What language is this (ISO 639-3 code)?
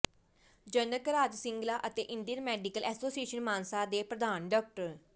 pan